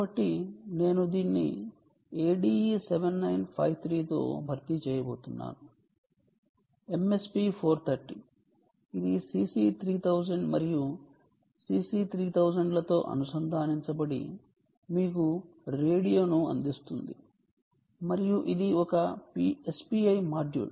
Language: Telugu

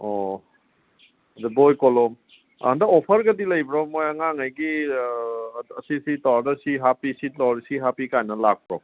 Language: Manipuri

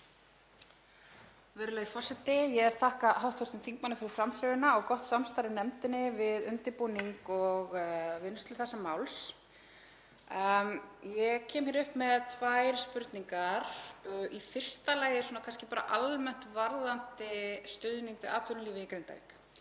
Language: Icelandic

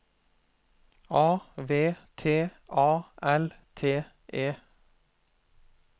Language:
Norwegian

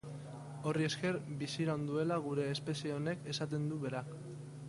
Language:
Basque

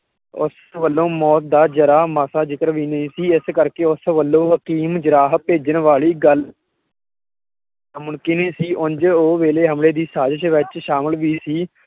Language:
Punjabi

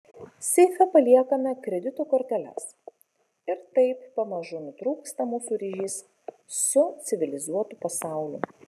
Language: Lithuanian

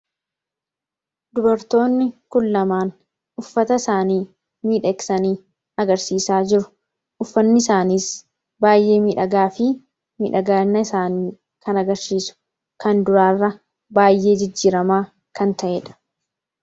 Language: Oromo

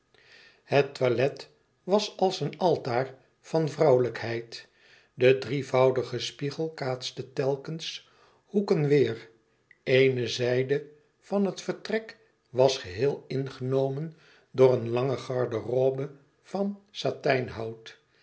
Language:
Dutch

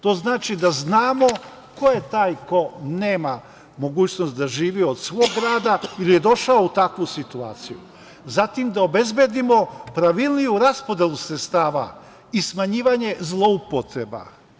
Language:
Serbian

